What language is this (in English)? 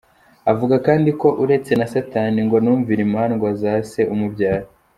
Kinyarwanda